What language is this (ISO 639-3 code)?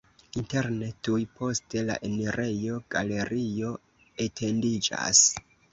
epo